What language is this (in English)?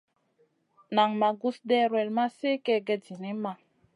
Masana